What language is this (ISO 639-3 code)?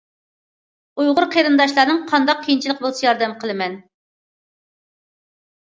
uig